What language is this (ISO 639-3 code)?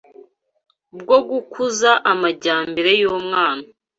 kin